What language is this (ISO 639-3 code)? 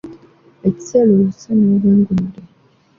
lug